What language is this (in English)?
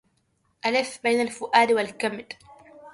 Arabic